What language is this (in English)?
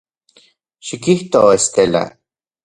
Central Puebla Nahuatl